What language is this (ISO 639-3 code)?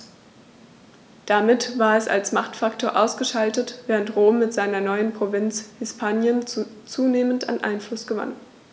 deu